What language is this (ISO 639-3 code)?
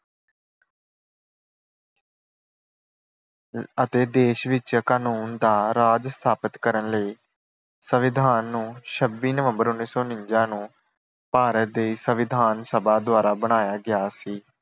pan